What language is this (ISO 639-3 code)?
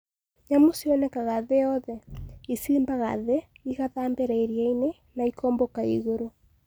kik